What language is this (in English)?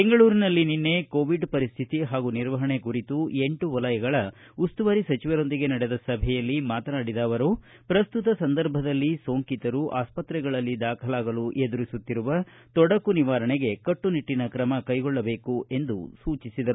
Kannada